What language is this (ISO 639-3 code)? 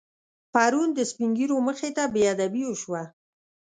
pus